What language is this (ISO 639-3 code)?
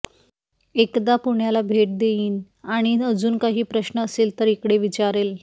mar